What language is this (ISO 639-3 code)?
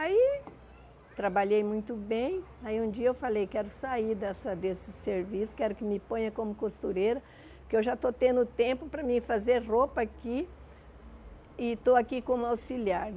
por